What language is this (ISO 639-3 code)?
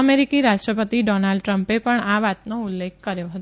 guj